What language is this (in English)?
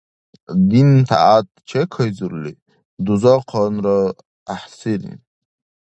Dargwa